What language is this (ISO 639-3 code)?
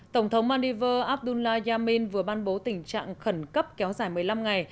vie